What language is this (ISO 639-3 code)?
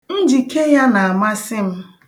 ibo